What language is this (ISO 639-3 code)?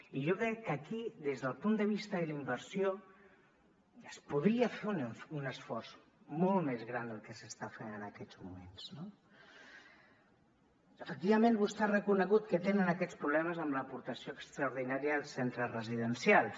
cat